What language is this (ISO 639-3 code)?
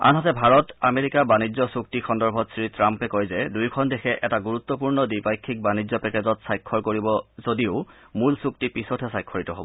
asm